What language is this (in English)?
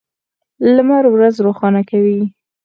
Pashto